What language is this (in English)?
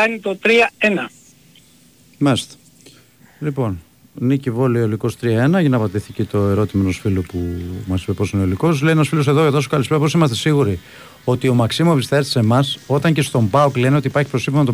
Greek